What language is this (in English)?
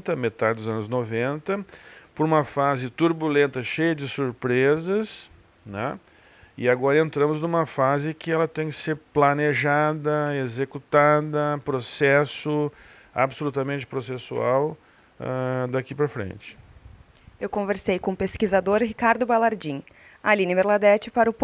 Portuguese